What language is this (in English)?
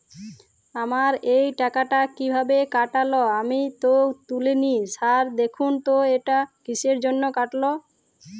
Bangla